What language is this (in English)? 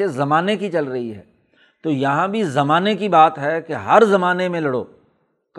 Urdu